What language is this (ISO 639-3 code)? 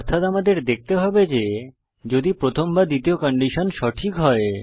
ben